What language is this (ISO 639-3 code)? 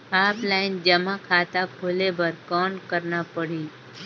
hne